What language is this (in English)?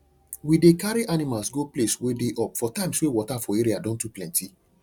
Nigerian Pidgin